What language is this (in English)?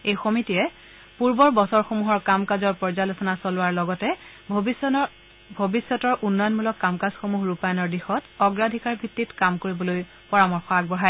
Assamese